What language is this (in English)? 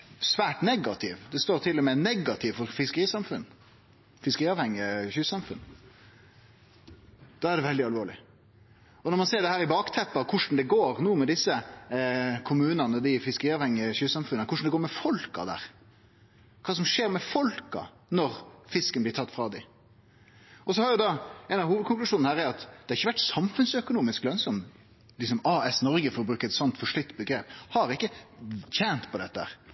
Norwegian Nynorsk